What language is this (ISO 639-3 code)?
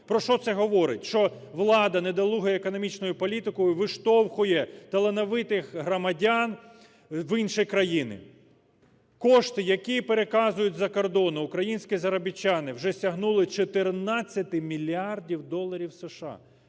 ukr